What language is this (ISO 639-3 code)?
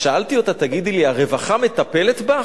heb